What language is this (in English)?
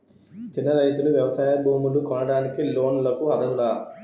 Telugu